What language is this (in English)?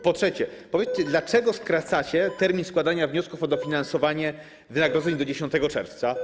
Polish